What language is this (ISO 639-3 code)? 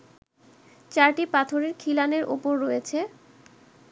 ben